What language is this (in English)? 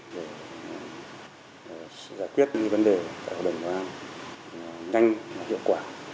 Vietnamese